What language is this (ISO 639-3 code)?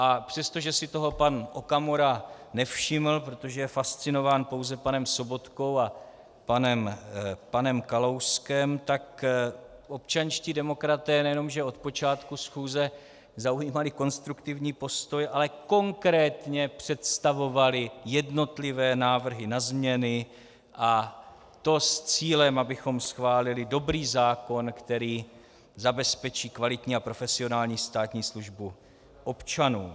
ces